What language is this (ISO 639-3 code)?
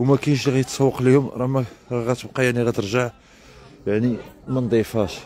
ara